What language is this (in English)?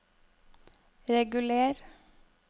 Norwegian